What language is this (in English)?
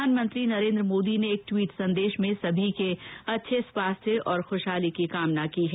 Hindi